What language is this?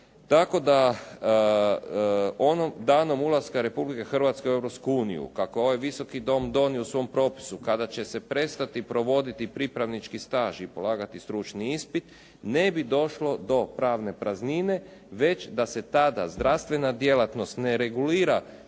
Croatian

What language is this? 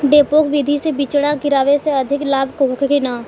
Bhojpuri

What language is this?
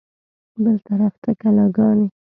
Pashto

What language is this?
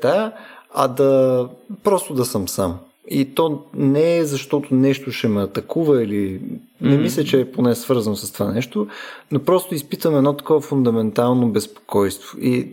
Bulgarian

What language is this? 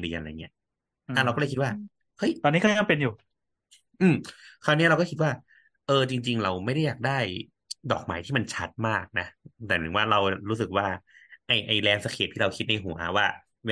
Thai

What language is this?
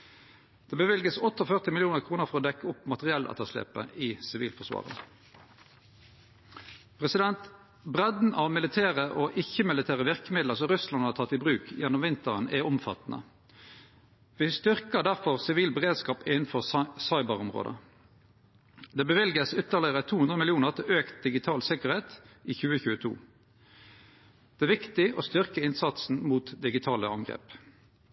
Norwegian Nynorsk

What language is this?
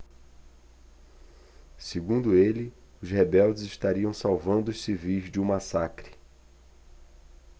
Portuguese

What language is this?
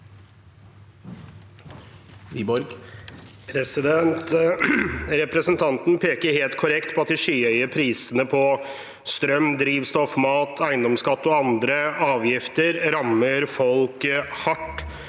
Norwegian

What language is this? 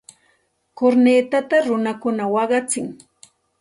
Santa Ana de Tusi Pasco Quechua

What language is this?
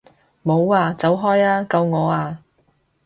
Cantonese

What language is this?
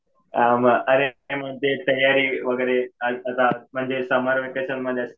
Marathi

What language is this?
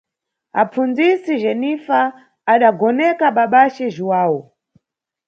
Nyungwe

